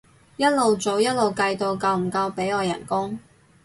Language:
Cantonese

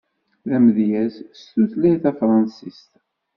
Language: Kabyle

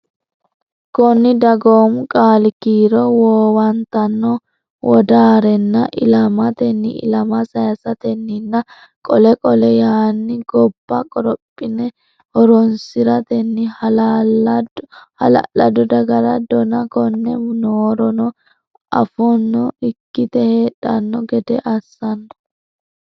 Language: Sidamo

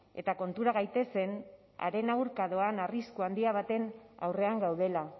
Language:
Basque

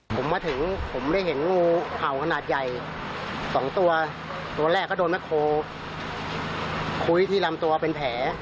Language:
Thai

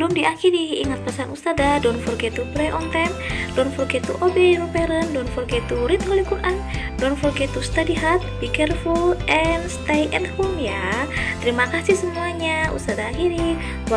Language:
Indonesian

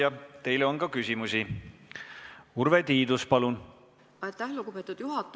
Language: Estonian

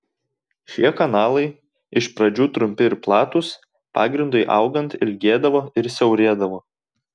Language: Lithuanian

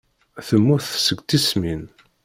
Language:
Kabyle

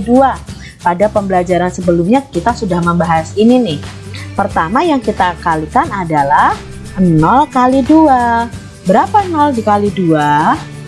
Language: Indonesian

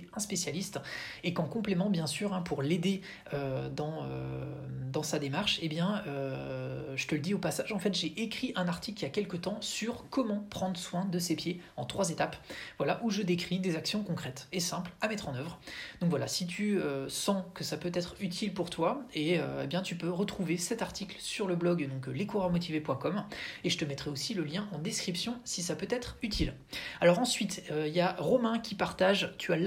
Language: French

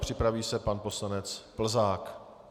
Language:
Czech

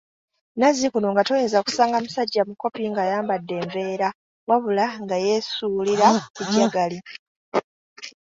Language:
Ganda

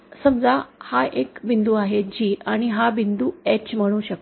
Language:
Marathi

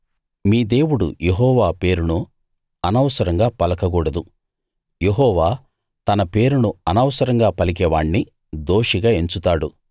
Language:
Telugu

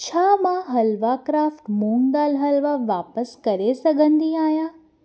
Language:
Sindhi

